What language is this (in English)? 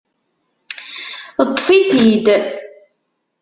Kabyle